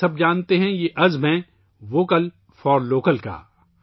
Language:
Urdu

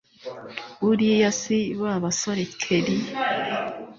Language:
Kinyarwanda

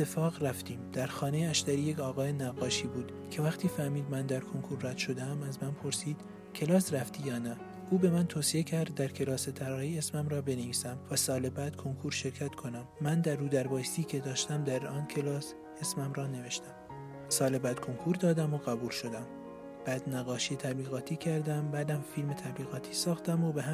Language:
Persian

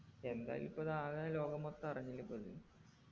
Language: Malayalam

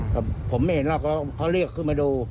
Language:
Thai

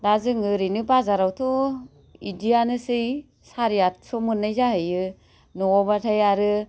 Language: Bodo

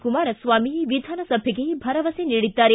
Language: Kannada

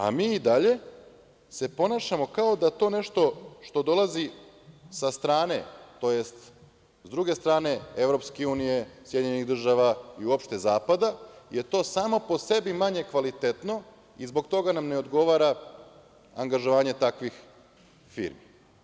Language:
Serbian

